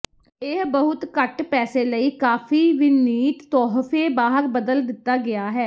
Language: Punjabi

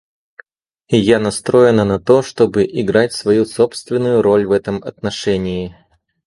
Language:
Russian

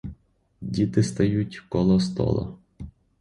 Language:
Ukrainian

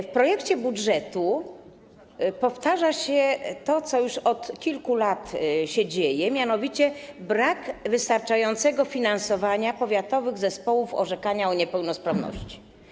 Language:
Polish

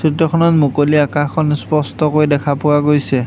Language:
Assamese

